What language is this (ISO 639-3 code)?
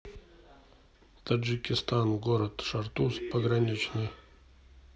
rus